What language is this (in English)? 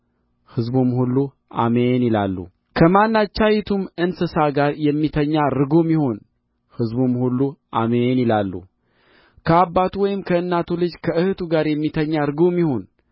Amharic